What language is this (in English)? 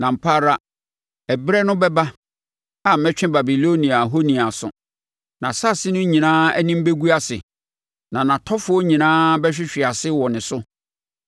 Akan